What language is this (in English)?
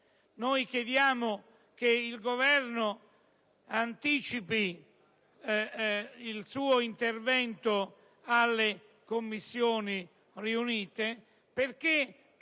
Italian